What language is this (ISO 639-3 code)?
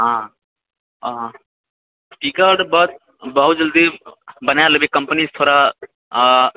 mai